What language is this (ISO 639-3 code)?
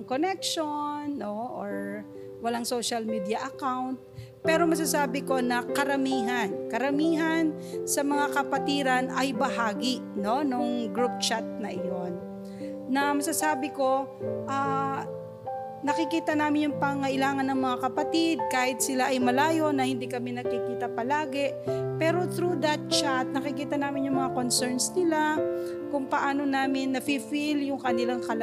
fil